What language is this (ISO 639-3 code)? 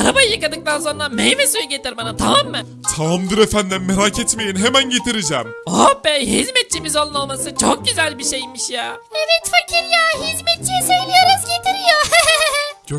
tur